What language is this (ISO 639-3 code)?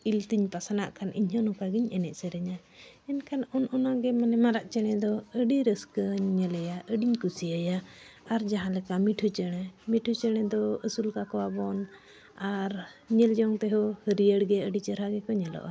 sat